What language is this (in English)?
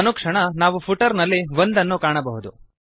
Kannada